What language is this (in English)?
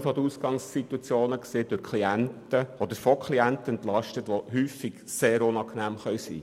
Swiss German